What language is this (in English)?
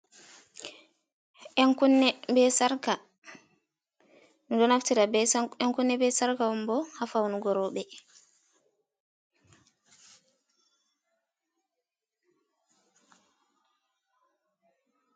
Fula